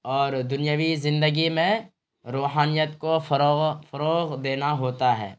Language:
Urdu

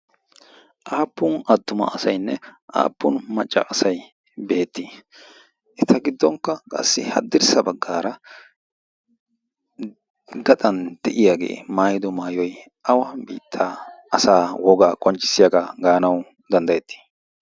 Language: Wolaytta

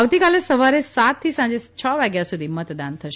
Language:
Gujarati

